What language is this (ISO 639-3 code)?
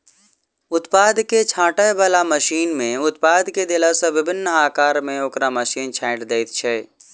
mai